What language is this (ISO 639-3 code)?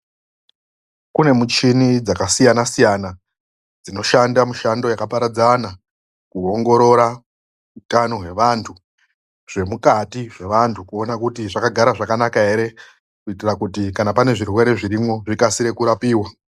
ndc